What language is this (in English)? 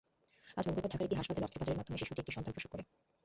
Bangla